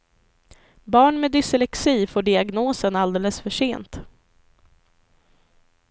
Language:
Swedish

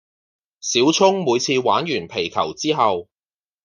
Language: Cantonese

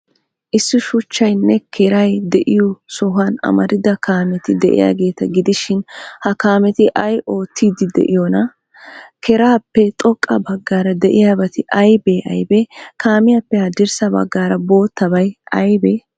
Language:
Wolaytta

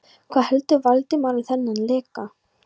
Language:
Icelandic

